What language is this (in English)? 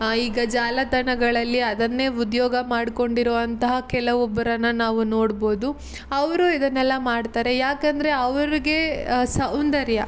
Kannada